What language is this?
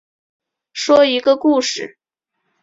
Chinese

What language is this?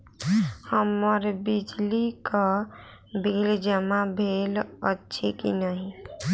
Maithili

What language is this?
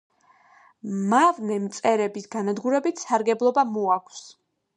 Georgian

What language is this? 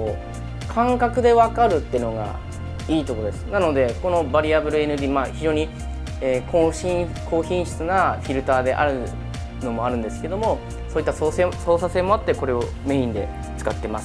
Japanese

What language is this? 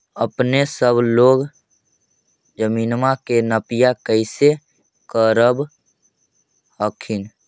Magahi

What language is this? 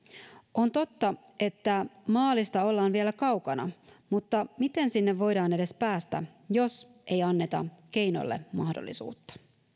Finnish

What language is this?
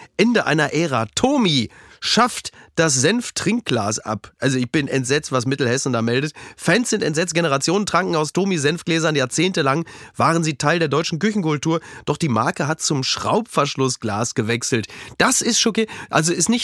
German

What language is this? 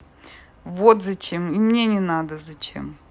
Russian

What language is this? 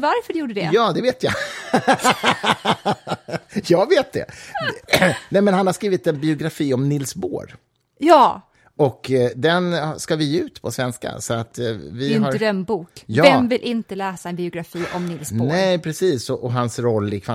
Swedish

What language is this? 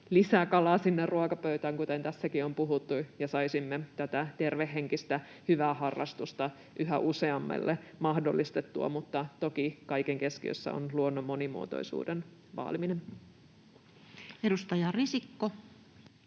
Finnish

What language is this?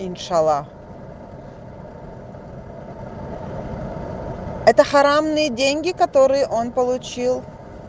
Russian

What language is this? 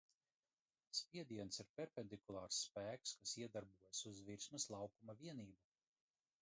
Latvian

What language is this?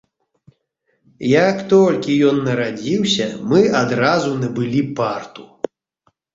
Belarusian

